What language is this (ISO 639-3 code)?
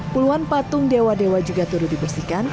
ind